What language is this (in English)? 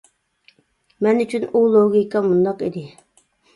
Uyghur